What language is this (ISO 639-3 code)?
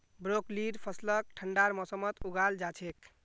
mag